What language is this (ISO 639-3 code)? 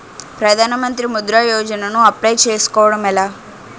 tel